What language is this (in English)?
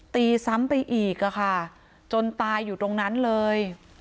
Thai